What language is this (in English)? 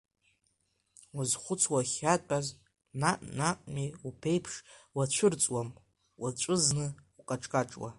Abkhazian